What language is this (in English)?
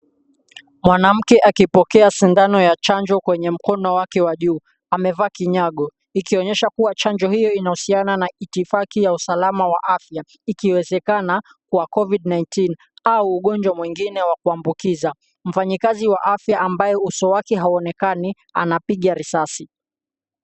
Swahili